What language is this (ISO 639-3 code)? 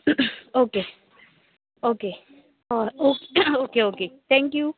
kok